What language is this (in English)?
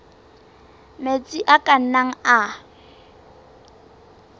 Southern Sotho